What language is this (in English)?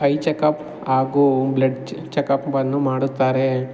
Kannada